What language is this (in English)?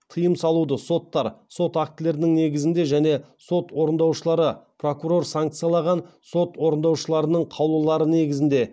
Kazakh